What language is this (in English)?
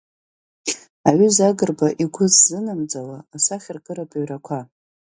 Abkhazian